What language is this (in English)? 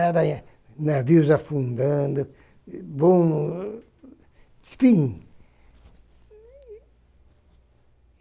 Portuguese